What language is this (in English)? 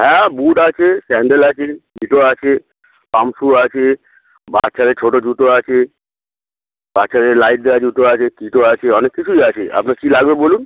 Bangla